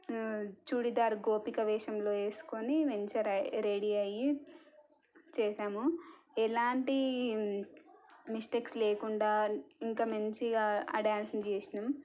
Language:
Telugu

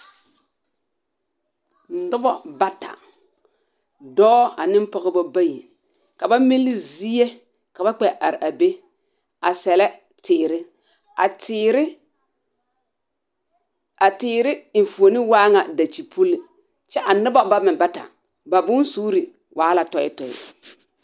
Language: Southern Dagaare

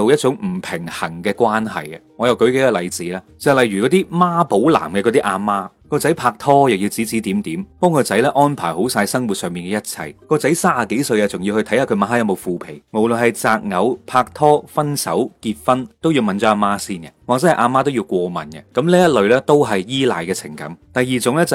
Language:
Chinese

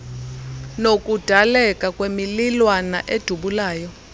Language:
Xhosa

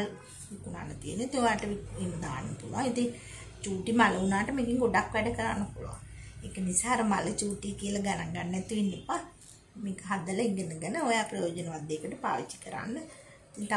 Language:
Thai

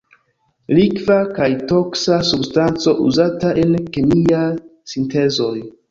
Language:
Esperanto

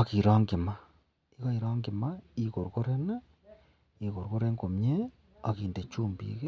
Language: Kalenjin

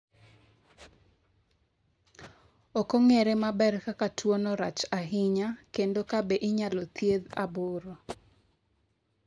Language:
Luo (Kenya and Tanzania)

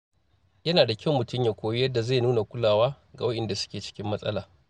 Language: Hausa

